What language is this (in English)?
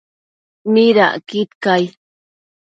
Matsés